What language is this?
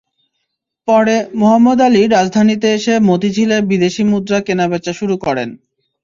Bangla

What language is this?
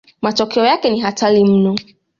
Swahili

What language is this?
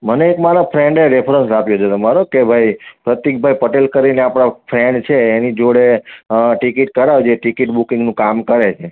Gujarati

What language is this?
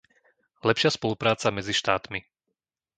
Slovak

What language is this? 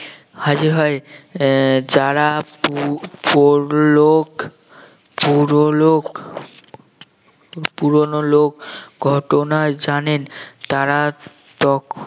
Bangla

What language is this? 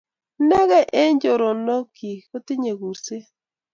Kalenjin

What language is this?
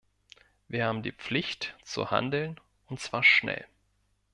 German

